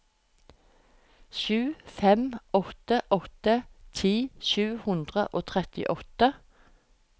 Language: Norwegian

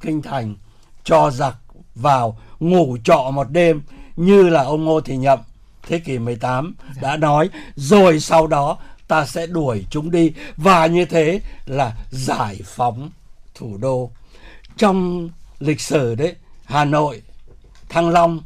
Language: Vietnamese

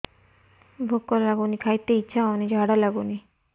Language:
Odia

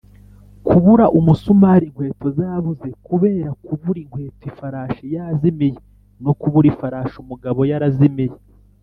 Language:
Kinyarwanda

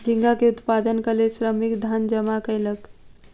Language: Maithili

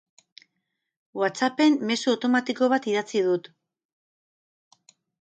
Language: Basque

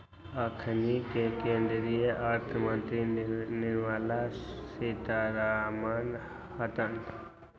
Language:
Magahi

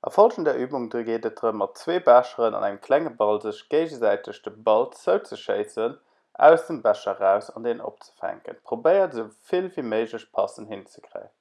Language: German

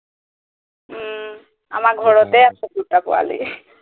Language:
Assamese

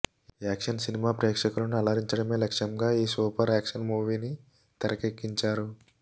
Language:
Telugu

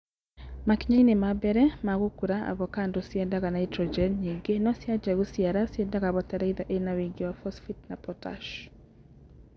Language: Kikuyu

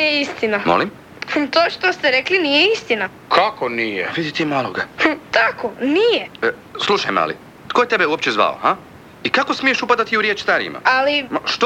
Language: Croatian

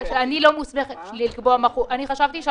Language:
Hebrew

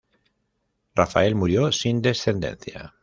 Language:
Spanish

